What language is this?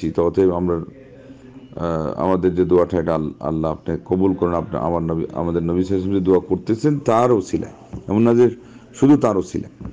Dutch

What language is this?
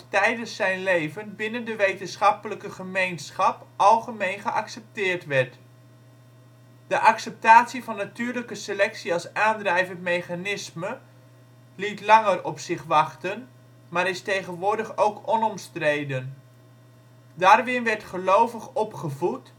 Dutch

